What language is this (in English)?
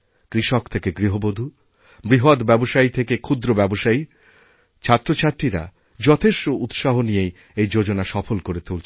Bangla